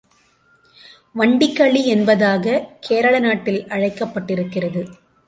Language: Tamil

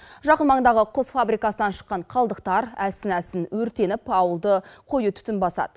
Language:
Kazakh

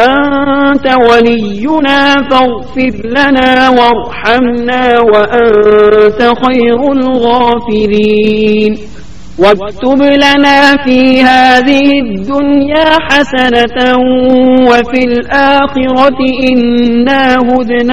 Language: Urdu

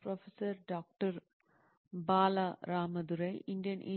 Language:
Telugu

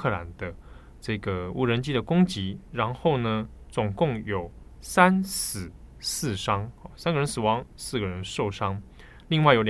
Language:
Chinese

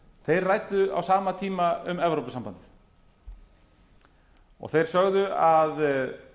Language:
Icelandic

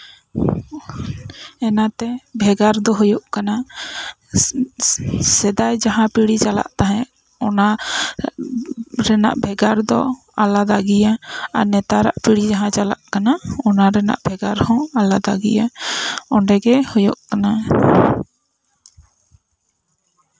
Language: Santali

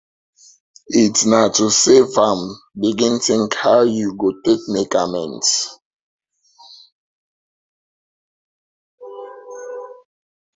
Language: Nigerian Pidgin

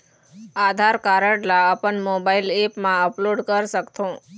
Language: Chhattisgarhi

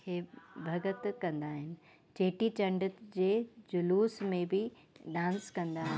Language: Sindhi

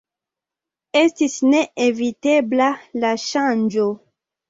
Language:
Esperanto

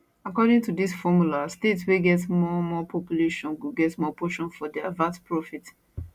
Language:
Nigerian Pidgin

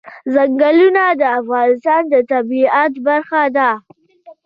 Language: Pashto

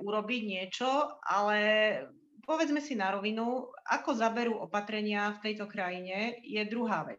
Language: Slovak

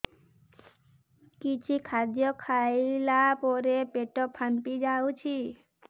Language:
Odia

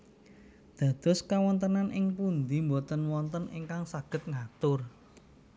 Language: Javanese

